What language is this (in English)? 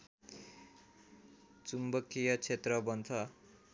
Nepali